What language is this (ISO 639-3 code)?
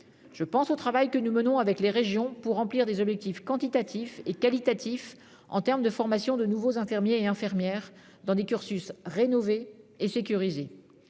fra